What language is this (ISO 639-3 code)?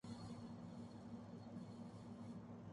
urd